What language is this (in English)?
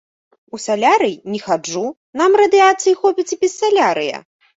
Belarusian